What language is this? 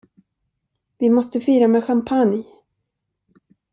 Swedish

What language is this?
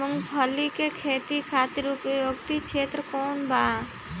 Bhojpuri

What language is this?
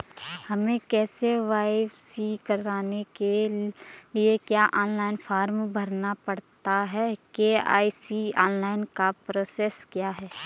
Hindi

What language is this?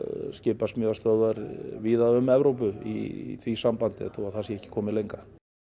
Icelandic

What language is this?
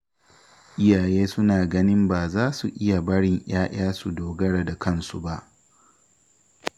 Hausa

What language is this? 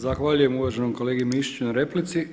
Croatian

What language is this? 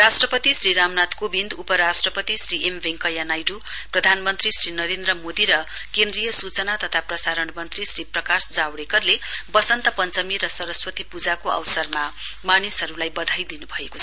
Nepali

